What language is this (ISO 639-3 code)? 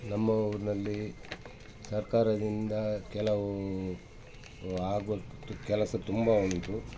kan